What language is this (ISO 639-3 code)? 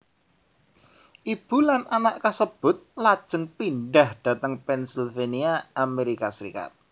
jav